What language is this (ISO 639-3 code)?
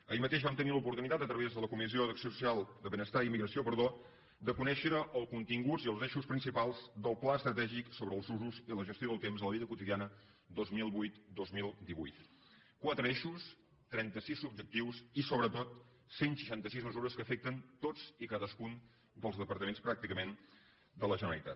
cat